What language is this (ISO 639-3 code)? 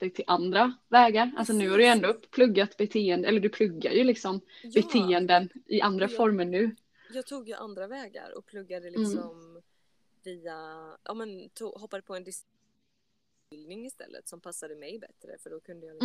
swe